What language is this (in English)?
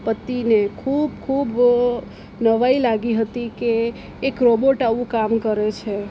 Gujarati